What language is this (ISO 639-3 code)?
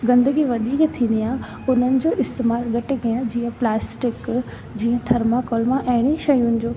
snd